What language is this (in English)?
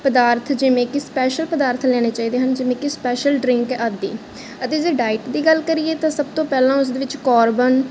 Punjabi